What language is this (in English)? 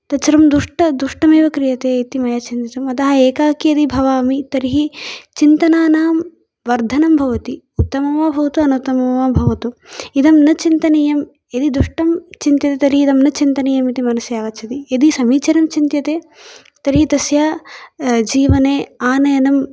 Sanskrit